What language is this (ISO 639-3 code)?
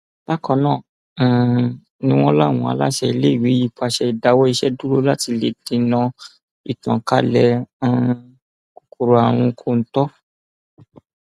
yor